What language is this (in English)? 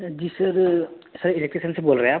Hindi